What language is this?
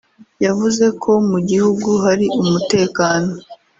Kinyarwanda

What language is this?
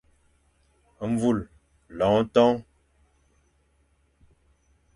Fang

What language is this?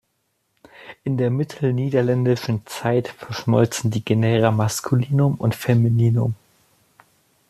German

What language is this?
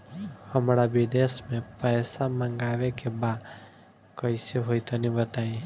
Bhojpuri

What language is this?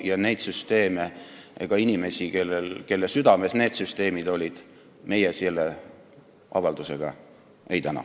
Estonian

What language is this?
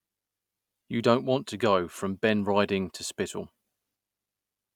English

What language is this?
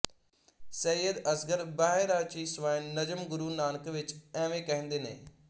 Punjabi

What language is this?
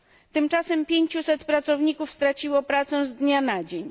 Polish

